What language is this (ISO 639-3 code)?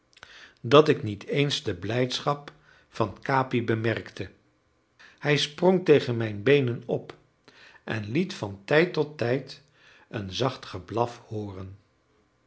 nld